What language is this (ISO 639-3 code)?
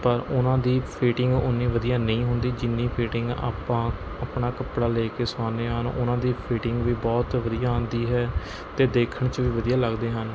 pan